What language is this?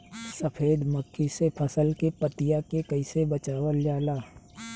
Bhojpuri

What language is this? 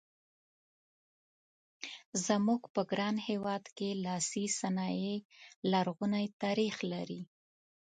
Pashto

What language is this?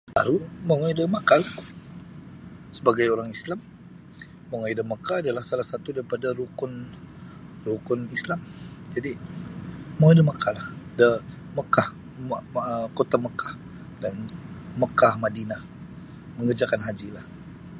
Sabah Bisaya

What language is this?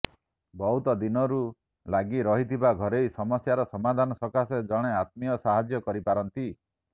Odia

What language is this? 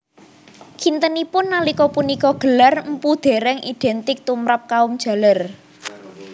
Javanese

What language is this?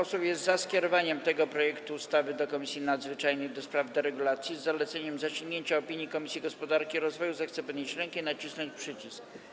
Polish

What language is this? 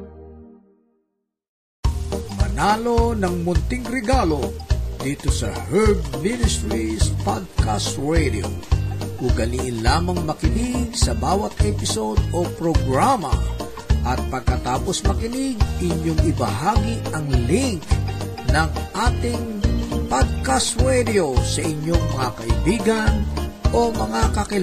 Filipino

